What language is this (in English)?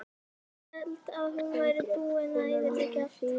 Icelandic